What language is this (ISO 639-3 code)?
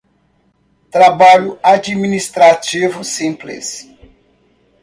por